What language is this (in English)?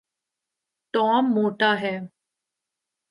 Urdu